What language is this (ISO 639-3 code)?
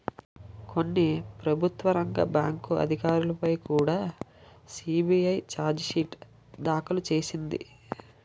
tel